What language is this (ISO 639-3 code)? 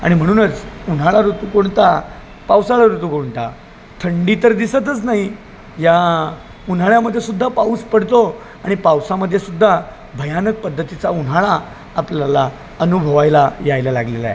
mar